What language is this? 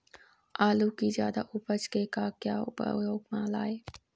Chhattisgarhi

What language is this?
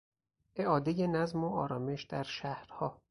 Persian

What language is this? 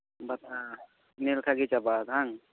Santali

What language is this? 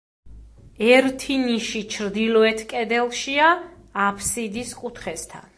Georgian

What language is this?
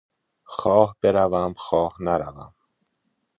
Persian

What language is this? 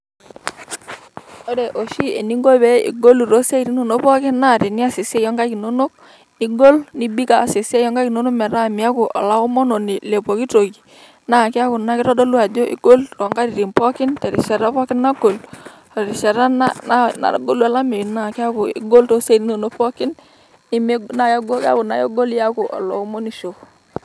Masai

